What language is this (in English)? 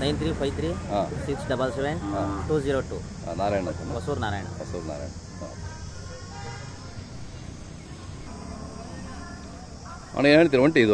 Kannada